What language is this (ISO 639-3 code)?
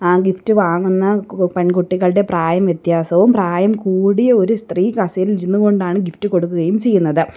mal